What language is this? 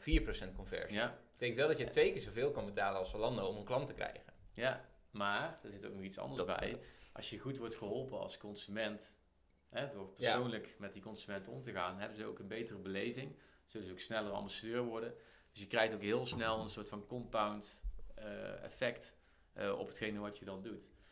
Dutch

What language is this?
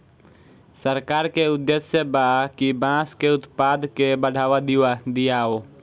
Bhojpuri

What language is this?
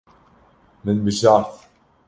Kurdish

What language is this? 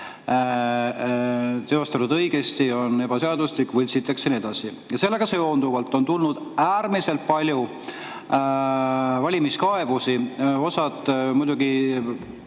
Estonian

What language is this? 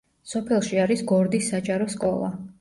Georgian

